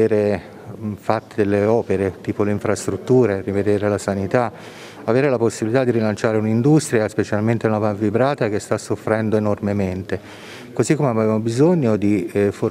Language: Italian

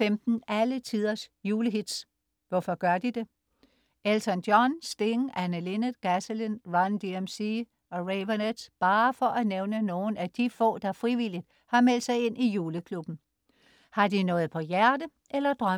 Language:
Danish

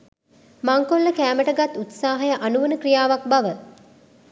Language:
Sinhala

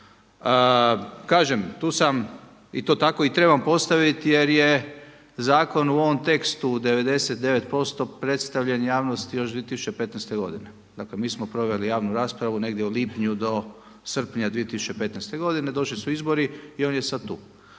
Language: Croatian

